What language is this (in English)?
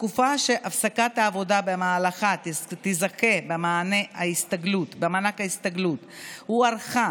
Hebrew